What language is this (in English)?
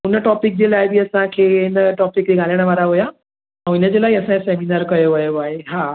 Sindhi